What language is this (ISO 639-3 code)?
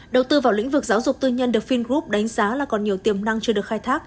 vie